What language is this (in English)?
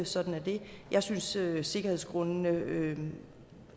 Danish